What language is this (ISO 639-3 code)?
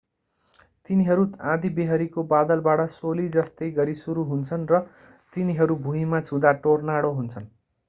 nep